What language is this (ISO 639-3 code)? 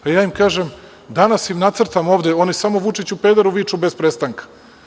srp